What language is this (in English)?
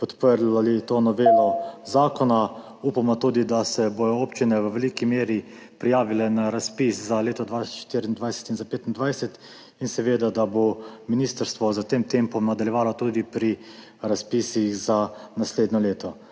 Slovenian